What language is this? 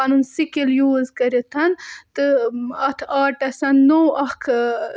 Kashmiri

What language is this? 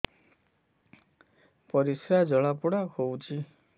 Odia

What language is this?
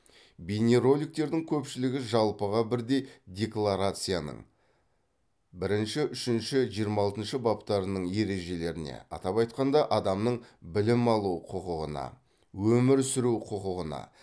Kazakh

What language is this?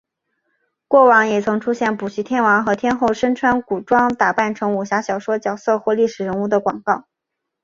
Chinese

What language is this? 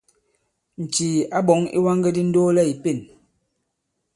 Bankon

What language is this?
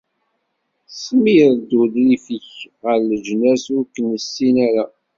Kabyle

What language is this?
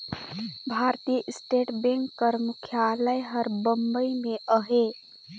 Chhattisgarhi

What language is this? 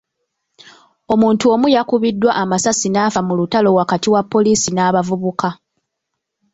Ganda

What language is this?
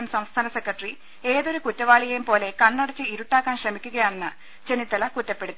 Malayalam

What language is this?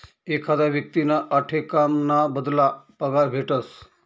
Marathi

